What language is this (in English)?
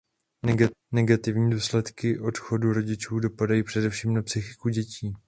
Czech